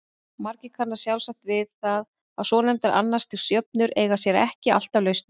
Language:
Icelandic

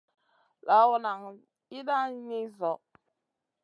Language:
Masana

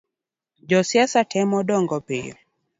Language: Luo (Kenya and Tanzania)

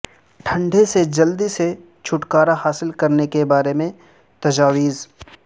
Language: Urdu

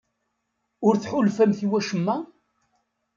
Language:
Kabyle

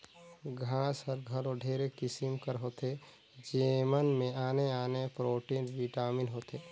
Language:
Chhattisgarhi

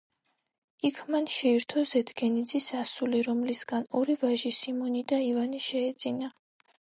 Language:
Georgian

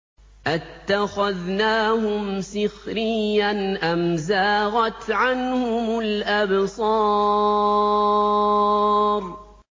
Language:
Arabic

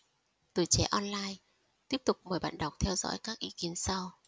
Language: Vietnamese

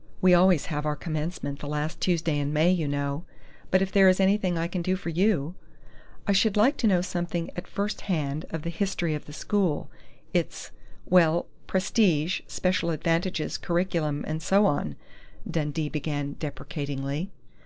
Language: English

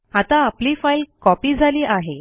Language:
Marathi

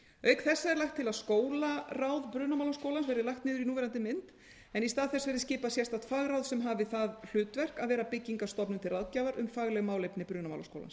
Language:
Icelandic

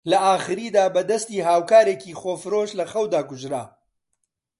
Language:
Central Kurdish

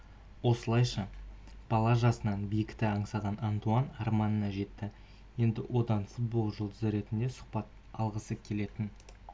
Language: Kazakh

